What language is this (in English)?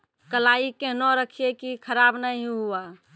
Maithili